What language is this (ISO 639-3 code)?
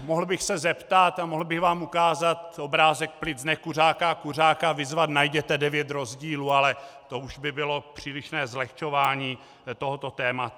ces